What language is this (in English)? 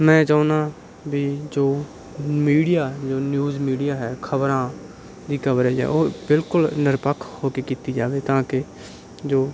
Punjabi